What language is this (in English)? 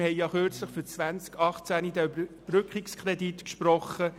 Swiss German